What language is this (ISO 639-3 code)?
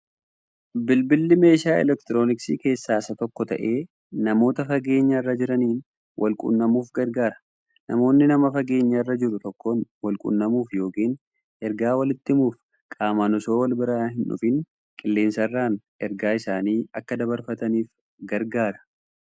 orm